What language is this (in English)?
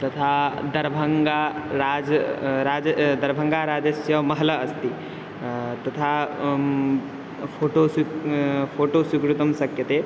Sanskrit